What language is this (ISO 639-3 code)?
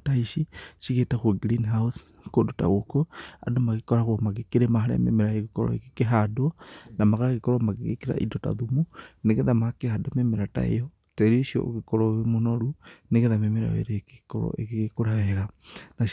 kik